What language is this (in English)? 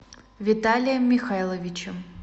Russian